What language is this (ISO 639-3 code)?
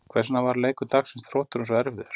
isl